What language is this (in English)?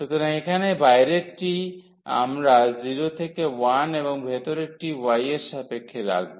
Bangla